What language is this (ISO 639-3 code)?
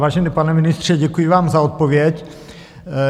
ces